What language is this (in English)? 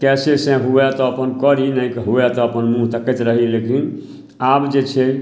Maithili